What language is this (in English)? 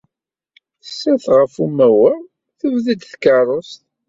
Kabyle